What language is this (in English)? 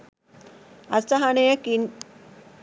Sinhala